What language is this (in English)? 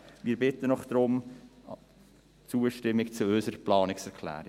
Swiss German